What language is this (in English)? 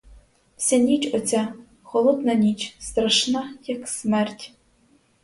Ukrainian